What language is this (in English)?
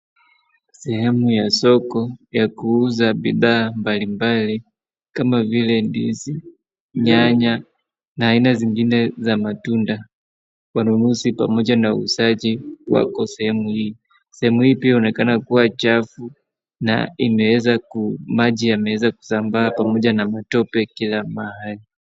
Swahili